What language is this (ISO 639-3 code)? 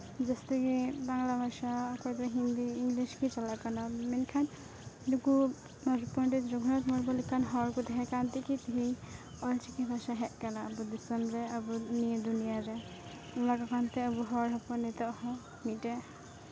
sat